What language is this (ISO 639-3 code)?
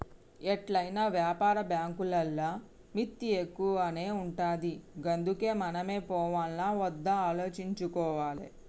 tel